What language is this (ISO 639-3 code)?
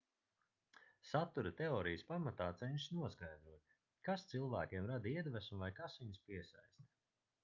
lav